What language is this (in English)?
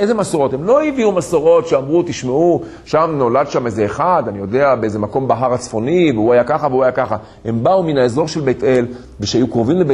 Hebrew